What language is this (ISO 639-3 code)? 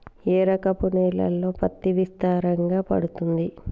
tel